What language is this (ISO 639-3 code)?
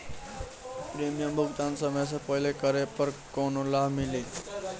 bho